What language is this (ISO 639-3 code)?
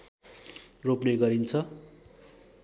nep